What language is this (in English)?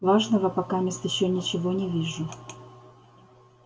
Russian